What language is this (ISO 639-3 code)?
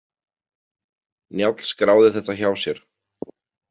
isl